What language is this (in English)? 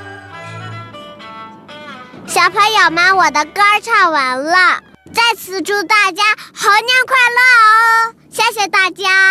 Chinese